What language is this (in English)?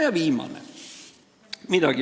Estonian